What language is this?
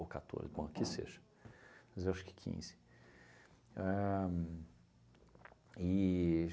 Portuguese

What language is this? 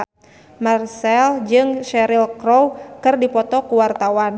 Sundanese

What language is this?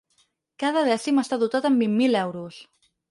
Catalan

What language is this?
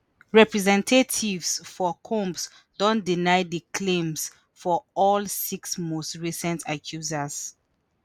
Nigerian Pidgin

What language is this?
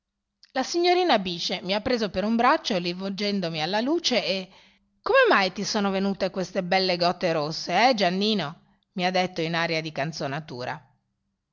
Italian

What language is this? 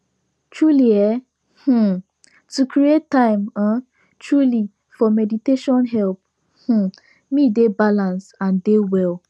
Nigerian Pidgin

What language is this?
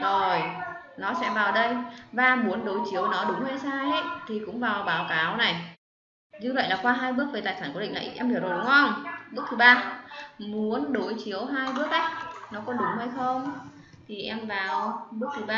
Vietnamese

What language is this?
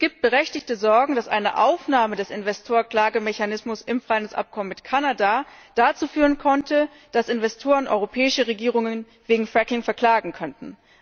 German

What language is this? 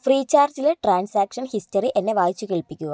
Malayalam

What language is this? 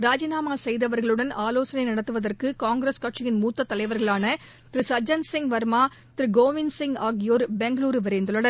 Tamil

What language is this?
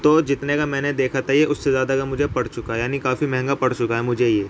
Urdu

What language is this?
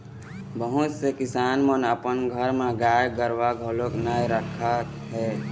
Chhattisgarhi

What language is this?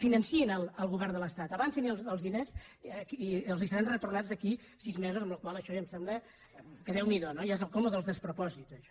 Catalan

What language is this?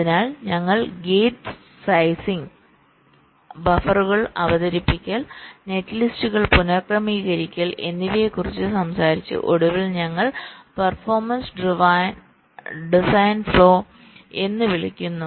Malayalam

